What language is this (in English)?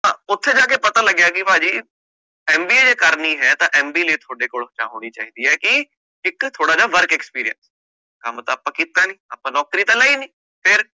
Punjabi